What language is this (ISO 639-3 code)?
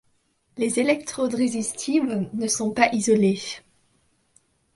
fra